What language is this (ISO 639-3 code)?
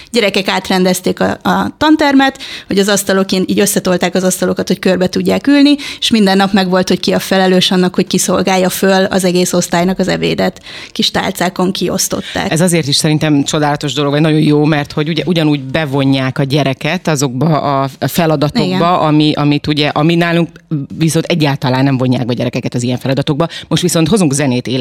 hun